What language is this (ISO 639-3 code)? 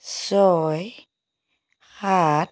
asm